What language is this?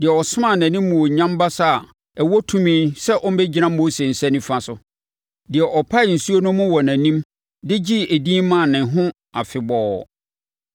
Akan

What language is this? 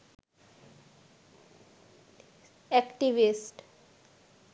Bangla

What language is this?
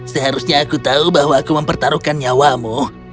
Indonesian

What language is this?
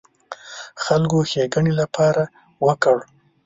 Pashto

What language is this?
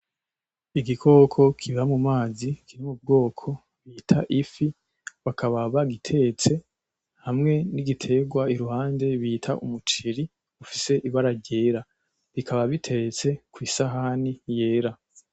Rundi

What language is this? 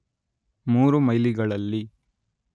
Kannada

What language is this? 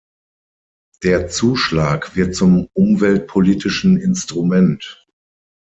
German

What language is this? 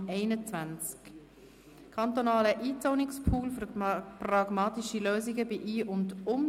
Swiss German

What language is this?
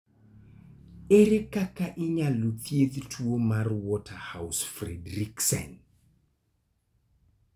Luo (Kenya and Tanzania)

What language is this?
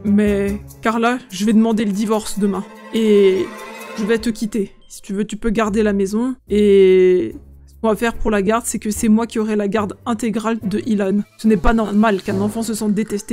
French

